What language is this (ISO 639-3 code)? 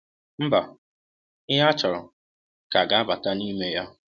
ibo